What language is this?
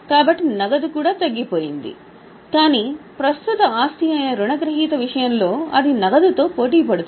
Telugu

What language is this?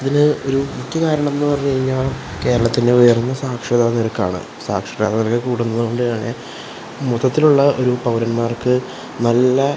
Malayalam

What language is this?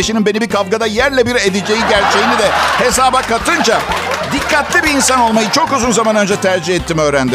Turkish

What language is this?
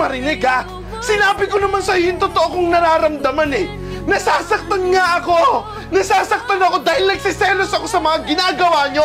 Filipino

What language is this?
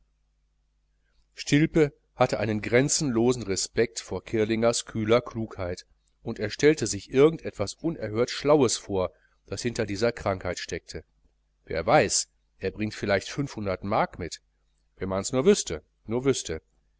German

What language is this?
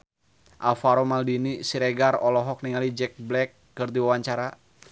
Sundanese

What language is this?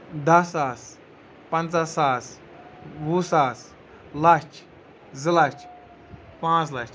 Kashmiri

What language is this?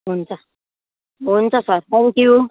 Nepali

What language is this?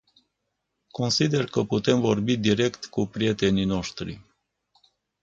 Romanian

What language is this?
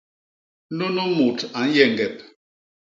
Basaa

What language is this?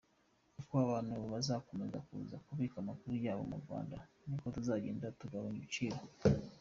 Kinyarwanda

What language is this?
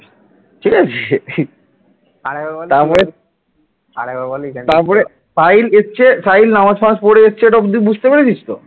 Bangla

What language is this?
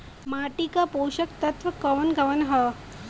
Bhojpuri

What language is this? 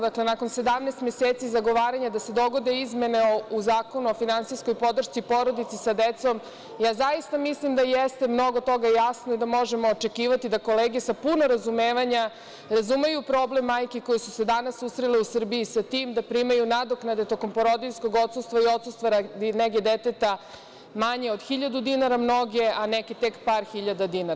Serbian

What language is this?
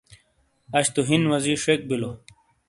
Shina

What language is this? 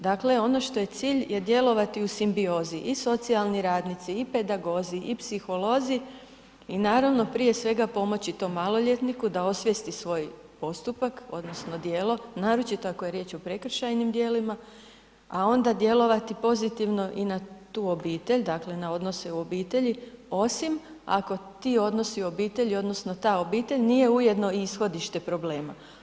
Croatian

